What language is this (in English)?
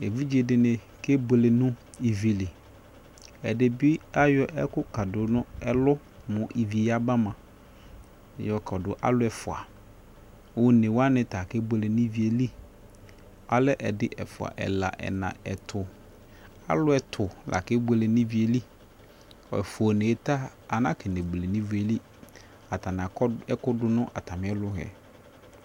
Ikposo